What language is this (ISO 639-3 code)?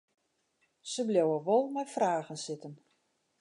fry